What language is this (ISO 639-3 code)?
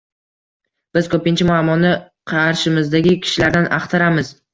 uzb